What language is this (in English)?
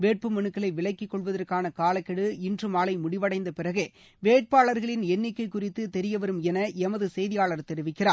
Tamil